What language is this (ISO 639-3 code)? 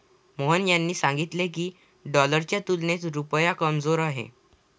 mar